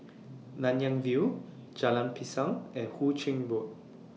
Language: English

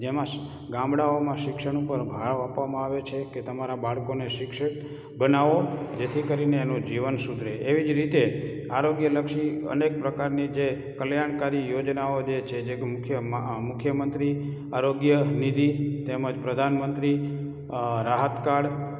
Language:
Gujarati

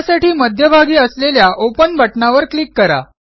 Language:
Marathi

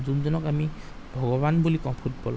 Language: Assamese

